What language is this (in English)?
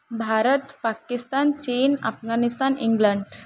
Odia